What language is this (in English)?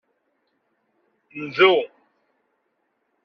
Kabyle